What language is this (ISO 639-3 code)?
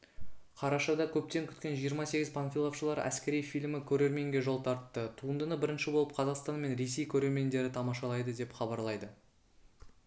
kaz